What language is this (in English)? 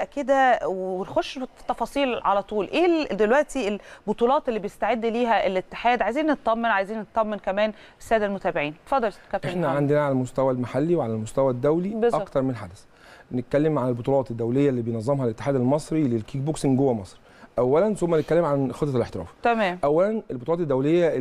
Arabic